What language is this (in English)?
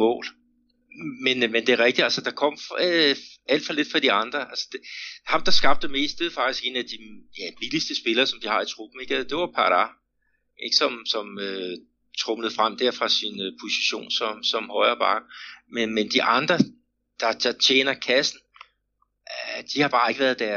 Danish